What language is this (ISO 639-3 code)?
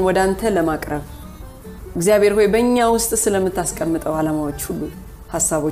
amh